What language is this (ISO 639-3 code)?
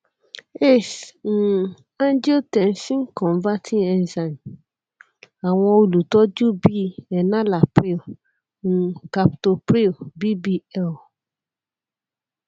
yor